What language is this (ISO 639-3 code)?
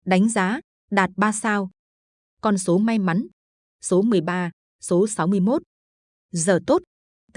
vie